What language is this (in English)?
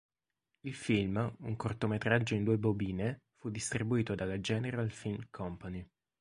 Italian